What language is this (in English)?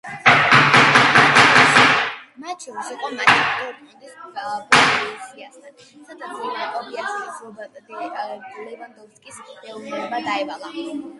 Georgian